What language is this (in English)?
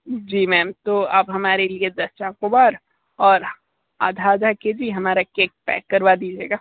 Hindi